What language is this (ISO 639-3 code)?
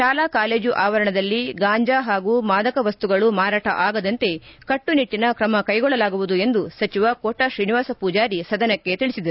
kan